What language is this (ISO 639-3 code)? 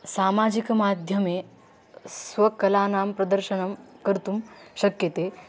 san